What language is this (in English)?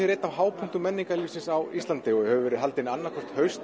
Icelandic